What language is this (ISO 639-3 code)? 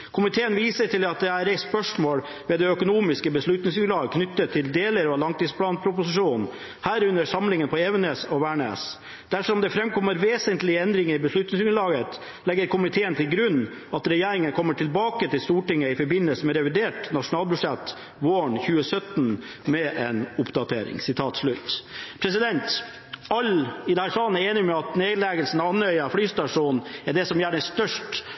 nob